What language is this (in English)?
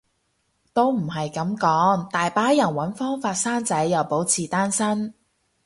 Cantonese